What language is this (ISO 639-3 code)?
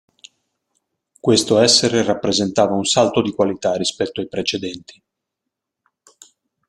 ita